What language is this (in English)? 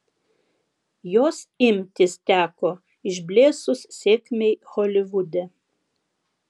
Lithuanian